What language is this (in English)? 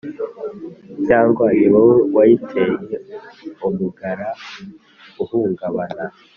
Kinyarwanda